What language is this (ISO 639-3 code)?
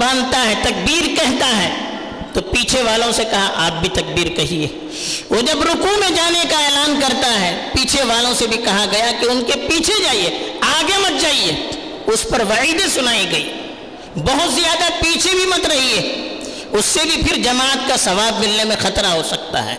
urd